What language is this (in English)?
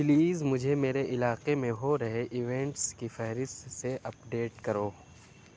Urdu